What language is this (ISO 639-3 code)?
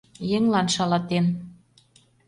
chm